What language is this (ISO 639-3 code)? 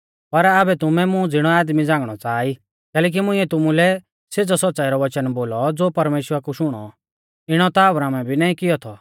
bfz